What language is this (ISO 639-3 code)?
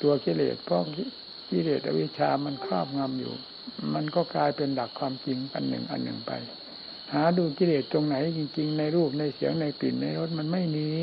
tha